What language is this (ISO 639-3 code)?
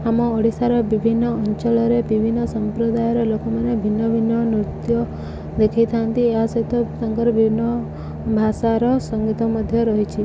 ori